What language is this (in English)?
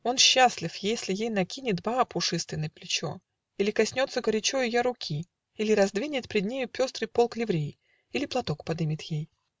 Russian